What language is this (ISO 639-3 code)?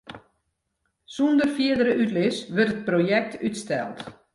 fry